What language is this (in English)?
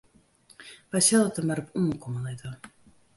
Western Frisian